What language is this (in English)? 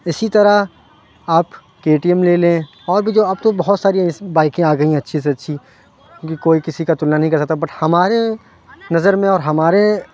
Urdu